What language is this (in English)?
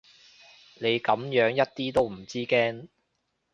Cantonese